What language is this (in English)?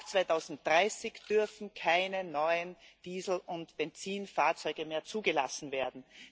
German